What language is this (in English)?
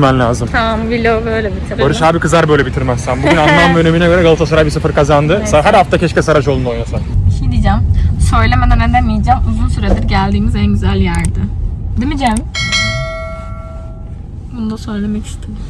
Turkish